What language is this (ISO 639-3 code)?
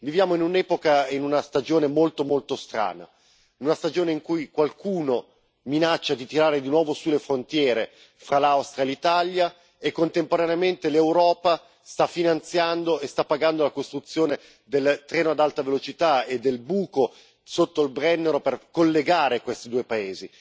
ita